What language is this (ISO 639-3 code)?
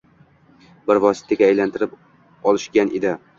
uzb